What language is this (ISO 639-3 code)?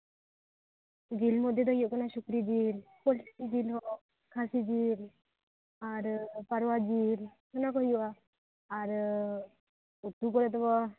sat